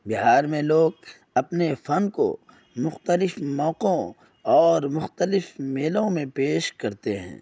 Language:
Urdu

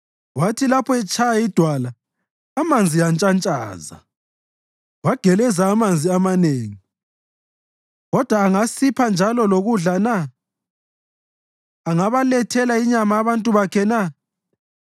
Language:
North Ndebele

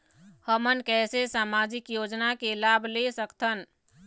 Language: Chhattisgarhi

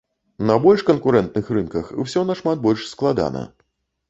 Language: Belarusian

